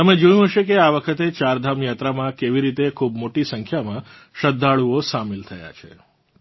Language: Gujarati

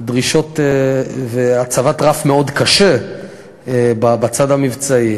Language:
Hebrew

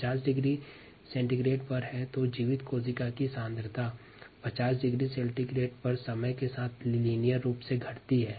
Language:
Hindi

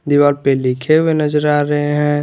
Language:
Hindi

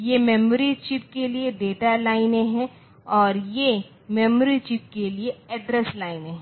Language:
Hindi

